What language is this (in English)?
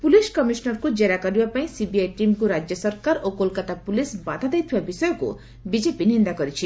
Odia